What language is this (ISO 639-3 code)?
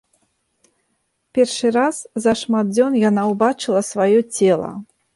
bel